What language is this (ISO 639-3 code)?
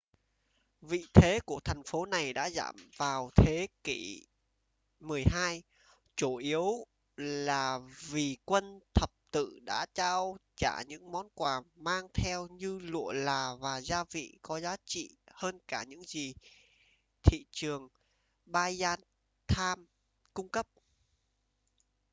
vie